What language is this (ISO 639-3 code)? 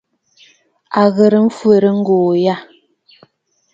bfd